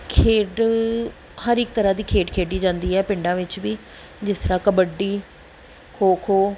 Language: Punjabi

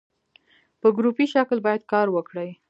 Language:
Pashto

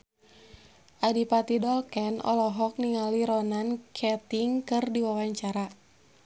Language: Sundanese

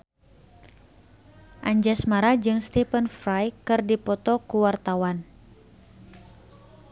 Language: Sundanese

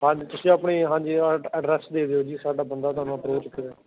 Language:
Punjabi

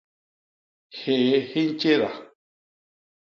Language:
Basaa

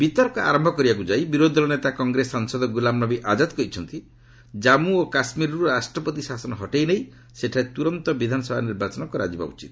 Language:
Odia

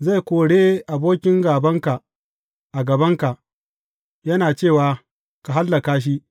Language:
Hausa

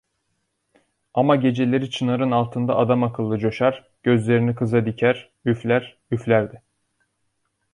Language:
Turkish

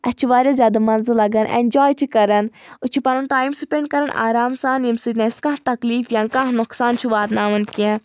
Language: Kashmiri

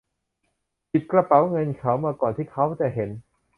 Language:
Thai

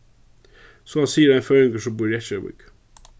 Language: Faroese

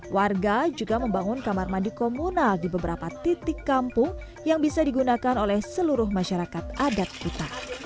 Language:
Indonesian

